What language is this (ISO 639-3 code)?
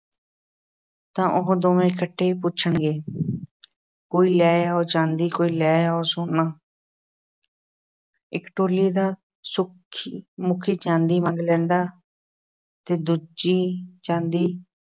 pan